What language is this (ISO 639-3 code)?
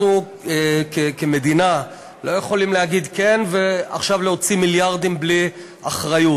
heb